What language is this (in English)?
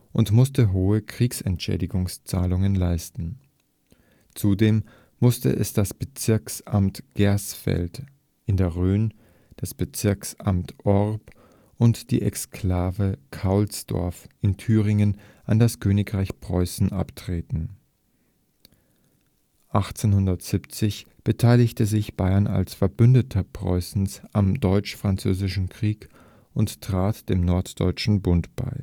German